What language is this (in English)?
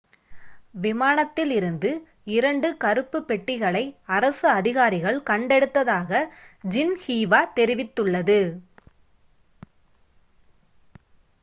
Tamil